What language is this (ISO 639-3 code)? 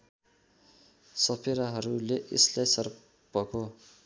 nep